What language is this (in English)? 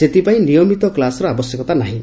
Odia